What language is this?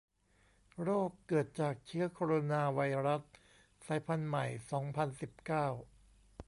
Thai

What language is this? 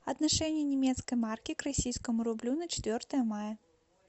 Russian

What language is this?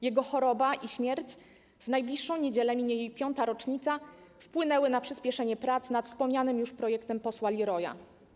Polish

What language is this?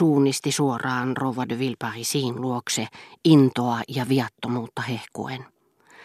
Finnish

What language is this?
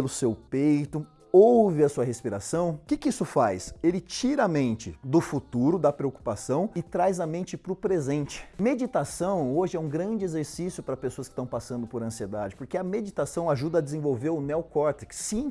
Portuguese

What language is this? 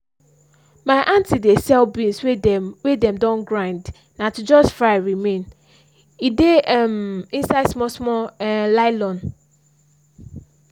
Nigerian Pidgin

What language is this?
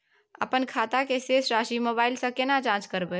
Maithili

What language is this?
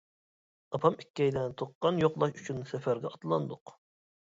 Uyghur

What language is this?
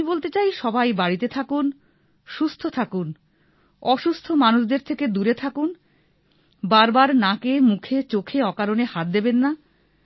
Bangla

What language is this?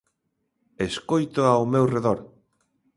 Galician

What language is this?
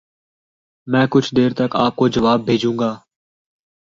Urdu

